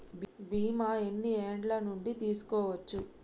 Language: Telugu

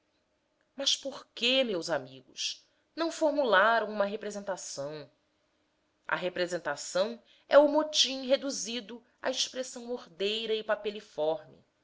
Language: Portuguese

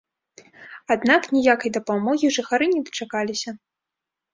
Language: Belarusian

